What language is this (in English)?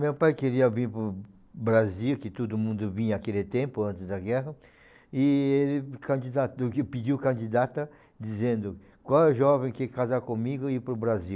Portuguese